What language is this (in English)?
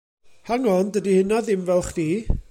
Welsh